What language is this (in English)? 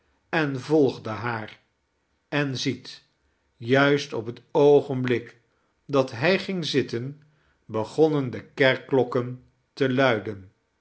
Dutch